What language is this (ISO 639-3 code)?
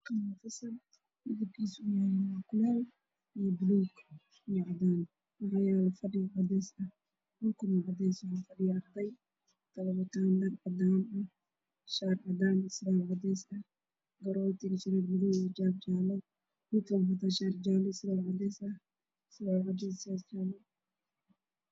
som